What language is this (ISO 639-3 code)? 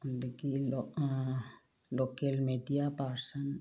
mni